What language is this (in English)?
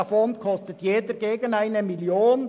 Swiss German